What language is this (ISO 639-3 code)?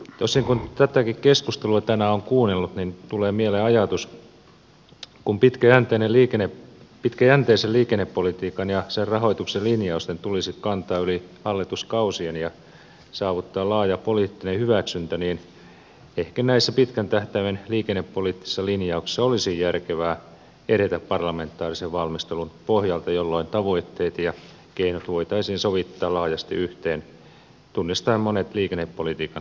fin